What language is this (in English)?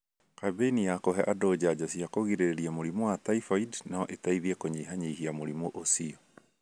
Kikuyu